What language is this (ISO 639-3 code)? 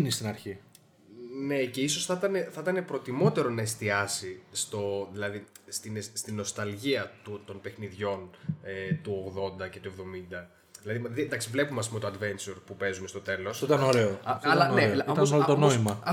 ell